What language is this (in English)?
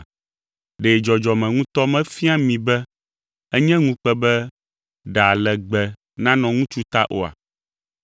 Ewe